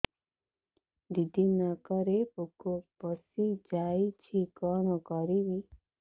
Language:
Odia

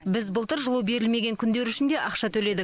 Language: Kazakh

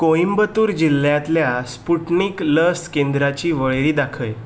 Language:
Konkani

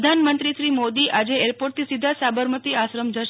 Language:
Gujarati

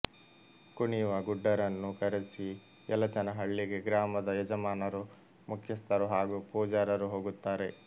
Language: Kannada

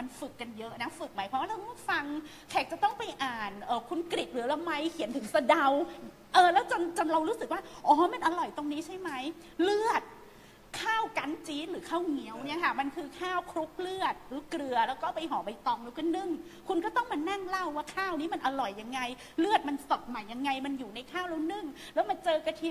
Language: Thai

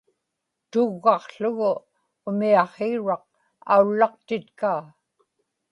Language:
Inupiaq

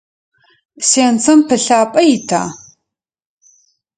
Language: Adyghe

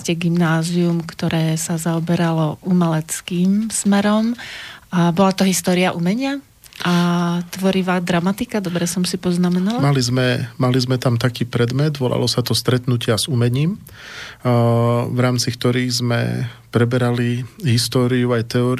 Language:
Slovak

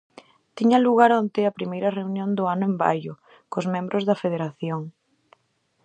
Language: Galician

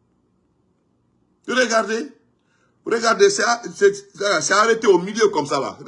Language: French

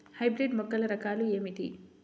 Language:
Telugu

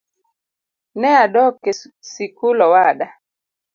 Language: Luo (Kenya and Tanzania)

